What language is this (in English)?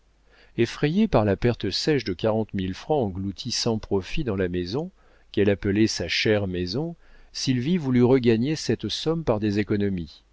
French